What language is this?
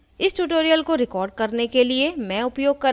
Hindi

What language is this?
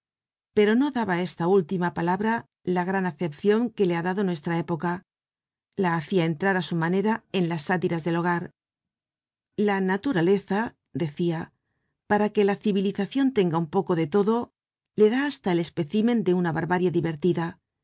Spanish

